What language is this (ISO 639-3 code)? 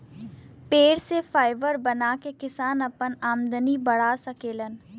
bho